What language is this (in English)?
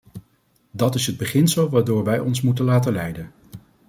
Dutch